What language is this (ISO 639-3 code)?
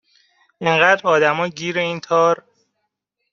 fas